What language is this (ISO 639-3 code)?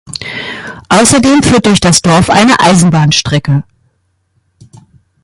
deu